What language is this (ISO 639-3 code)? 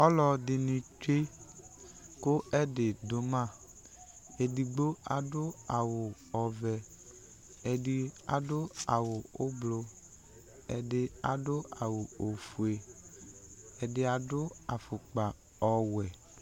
kpo